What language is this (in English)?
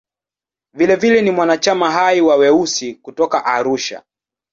Swahili